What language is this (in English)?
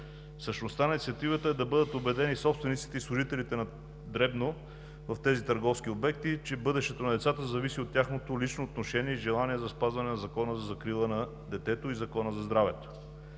Bulgarian